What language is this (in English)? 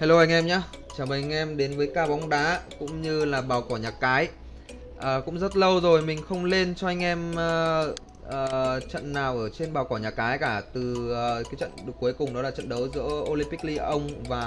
Vietnamese